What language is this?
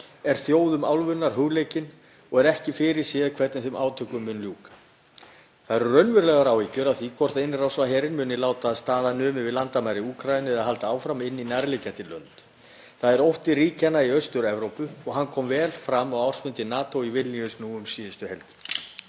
Icelandic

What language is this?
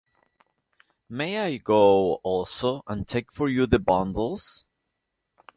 English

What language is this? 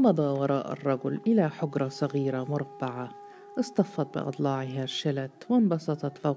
Arabic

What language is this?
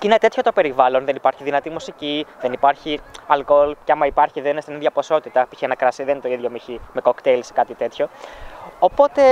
Greek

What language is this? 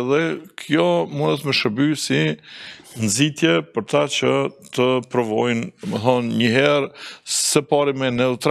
Romanian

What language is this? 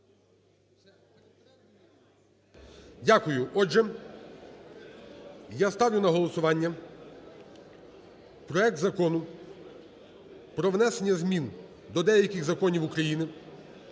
Ukrainian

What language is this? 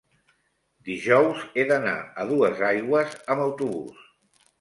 Catalan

